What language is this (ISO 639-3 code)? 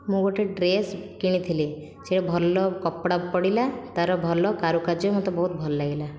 ori